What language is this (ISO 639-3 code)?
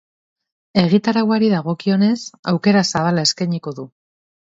eus